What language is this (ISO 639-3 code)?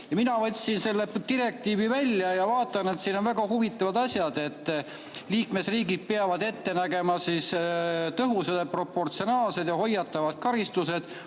est